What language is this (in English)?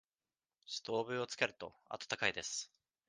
Japanese